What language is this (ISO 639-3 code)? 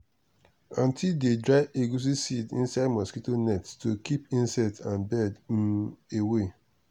pcm